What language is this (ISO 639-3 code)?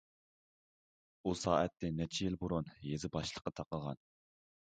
uig